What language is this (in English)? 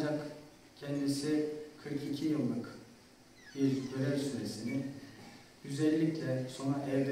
Turkish